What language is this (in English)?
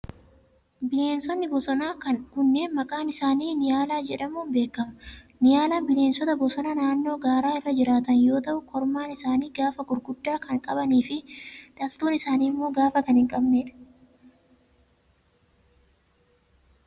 Oromo